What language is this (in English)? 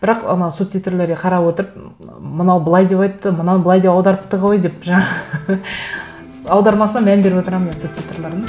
Kazakh